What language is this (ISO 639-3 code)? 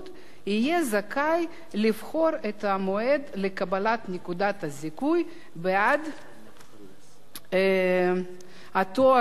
heb